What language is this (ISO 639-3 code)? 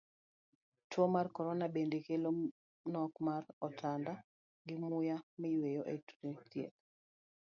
luo